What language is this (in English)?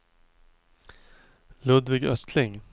Swedish